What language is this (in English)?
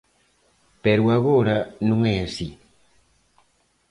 Galician